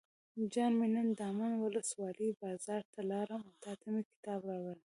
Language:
Pashto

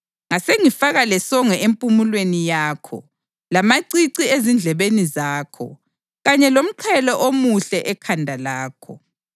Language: North Ndebele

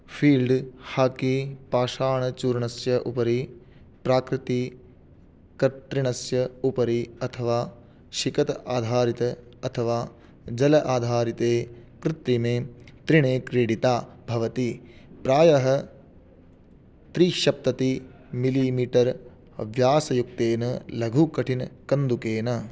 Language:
Sanskrit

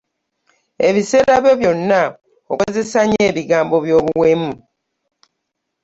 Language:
Ganda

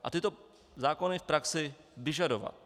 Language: Czech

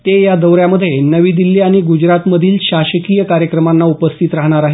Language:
Marathi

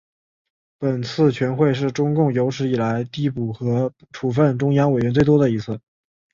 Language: Chinese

